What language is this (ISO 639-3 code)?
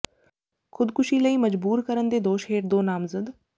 pan